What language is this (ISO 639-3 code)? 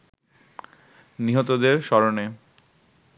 ben